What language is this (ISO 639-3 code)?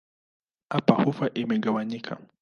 swa